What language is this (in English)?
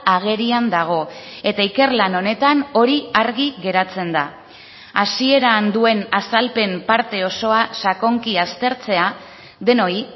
Basque